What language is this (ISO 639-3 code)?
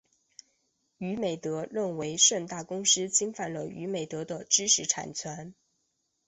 zho